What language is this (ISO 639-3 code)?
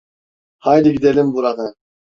tur